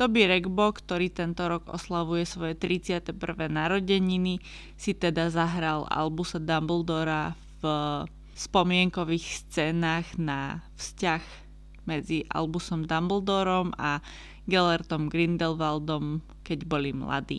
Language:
Slovak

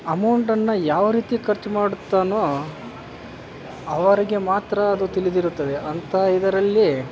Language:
Kannada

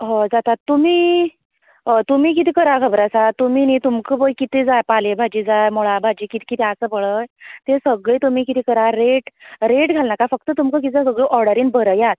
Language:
Konkani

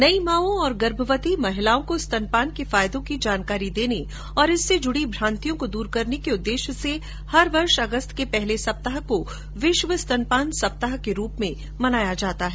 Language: Hindi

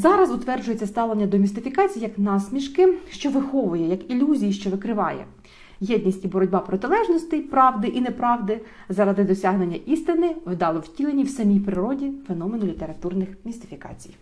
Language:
Ukrainian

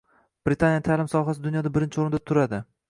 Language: Uzbek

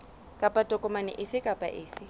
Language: Southern Sotho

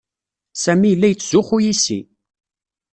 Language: Kabyle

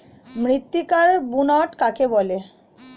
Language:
Bangla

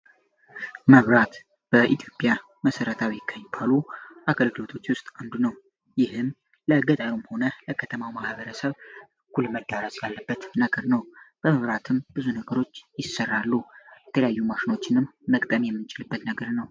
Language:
Amharic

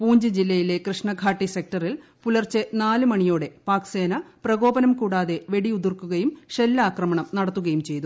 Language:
Malayalam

